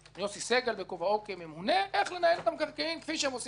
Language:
Hebrew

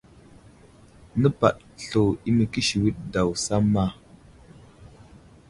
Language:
Wuzlam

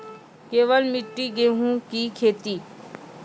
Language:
Maithili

